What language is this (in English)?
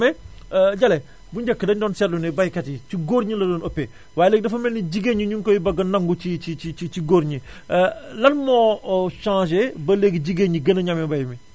Wolof